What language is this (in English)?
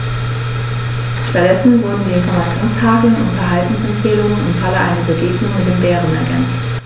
German